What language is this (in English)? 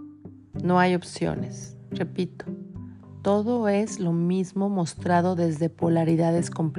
Spanish